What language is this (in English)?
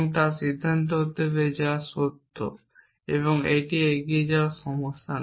Bangla